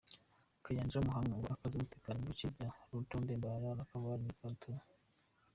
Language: Kinyarwanda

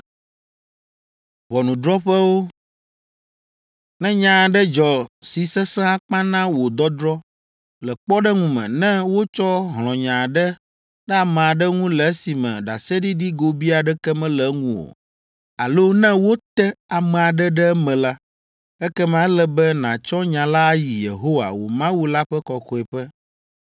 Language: Ewe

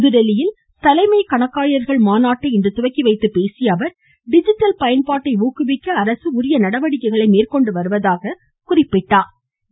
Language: Tamil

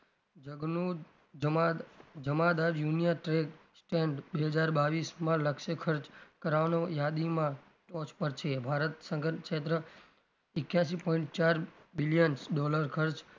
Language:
Gujarati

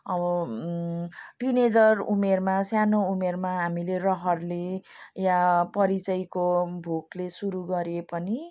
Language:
Nepali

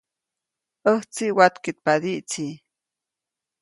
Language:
Copainalá Zoque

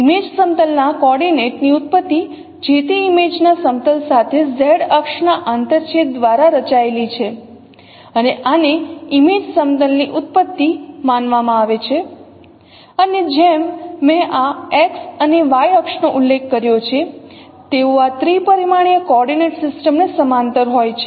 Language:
Gujarati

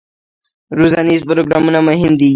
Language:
Pashto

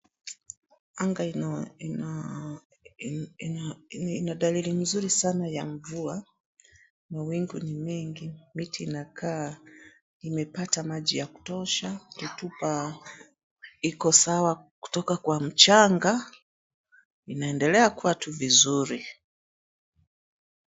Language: Swahili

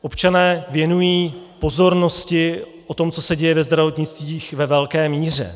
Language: Czech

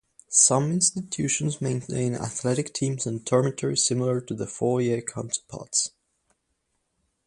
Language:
English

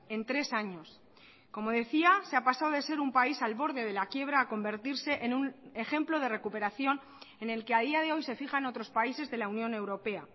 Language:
Spanish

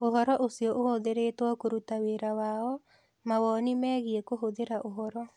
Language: Kikuyu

